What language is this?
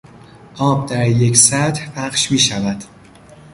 Persian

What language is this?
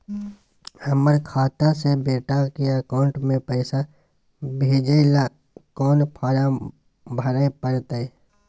Maithili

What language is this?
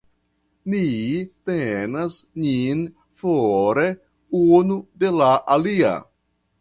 Esperanto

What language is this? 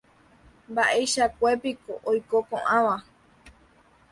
Guarani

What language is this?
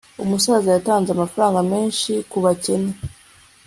Kinyarwanda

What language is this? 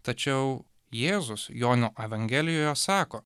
Lithuanian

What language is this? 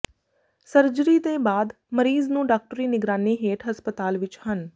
Punjabi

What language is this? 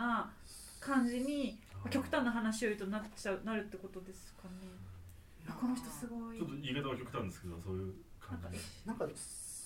Japanese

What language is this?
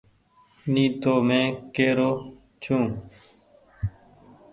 Goaria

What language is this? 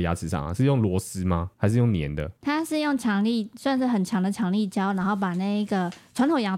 Chinese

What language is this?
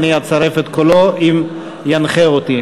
Hebrew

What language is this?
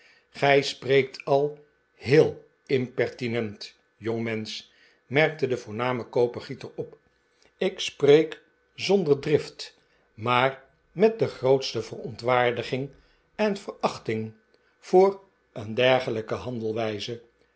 Dutch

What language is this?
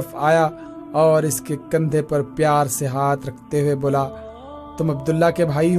Urdu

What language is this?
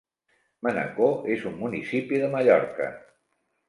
Catalan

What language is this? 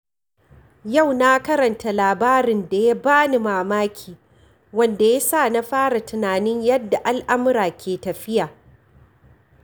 Hausa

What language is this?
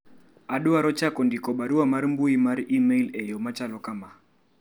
Luo (Kenya and Tanzania)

